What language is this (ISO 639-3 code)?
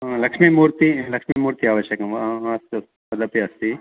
san